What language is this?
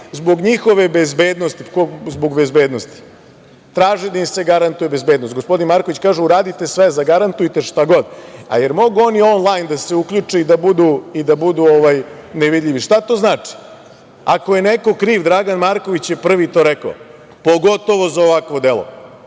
Serbian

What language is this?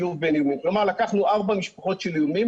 Hebrew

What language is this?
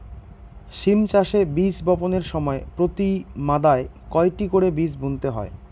Bangla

